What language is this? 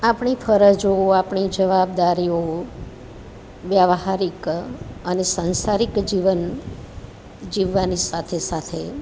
Gujarati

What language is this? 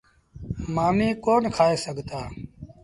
Sindhi Bhil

